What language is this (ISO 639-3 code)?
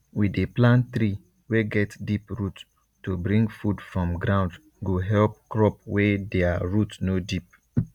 pcm